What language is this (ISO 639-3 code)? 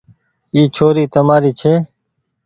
gig